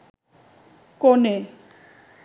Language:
Bangla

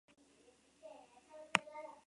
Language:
Spanish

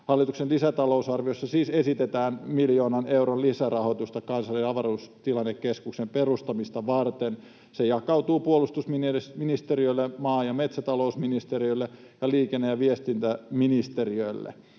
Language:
Finnish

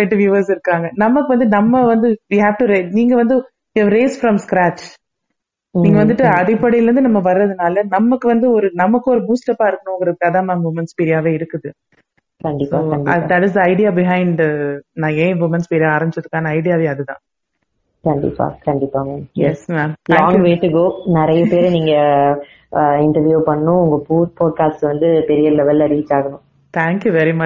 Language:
Tamil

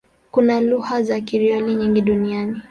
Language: Swahili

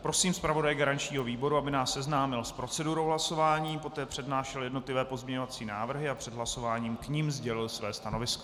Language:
Czech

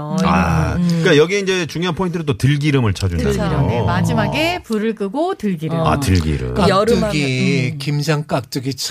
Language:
Korean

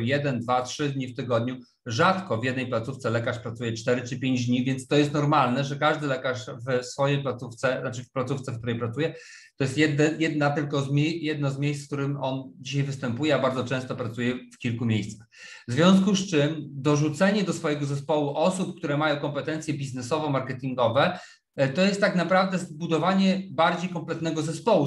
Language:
Polish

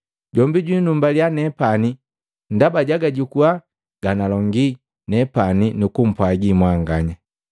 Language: Matengo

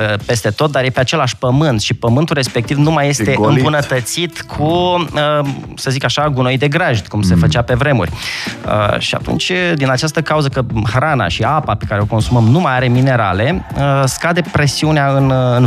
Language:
Romanian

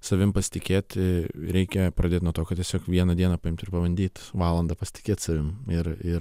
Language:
Lithuanian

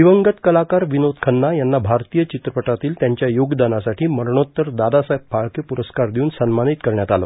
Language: Marathi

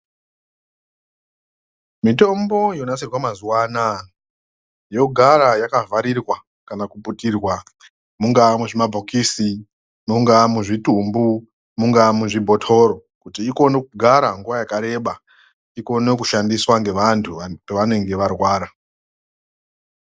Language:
Ndau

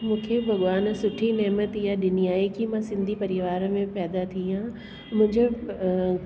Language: Sindhi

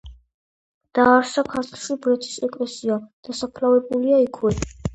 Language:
Georgian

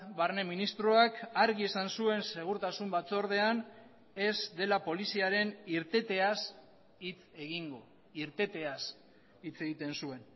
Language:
Basque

